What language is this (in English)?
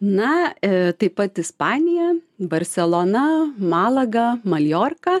Lithuanian